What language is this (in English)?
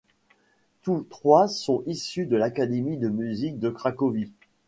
French